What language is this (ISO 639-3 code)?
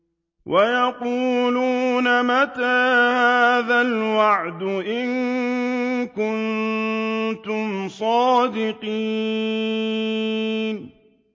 ara